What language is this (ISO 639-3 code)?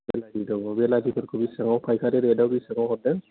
brx